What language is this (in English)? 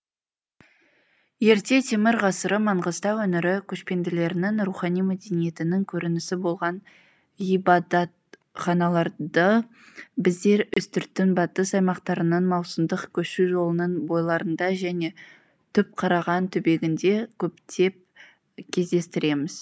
Kazakh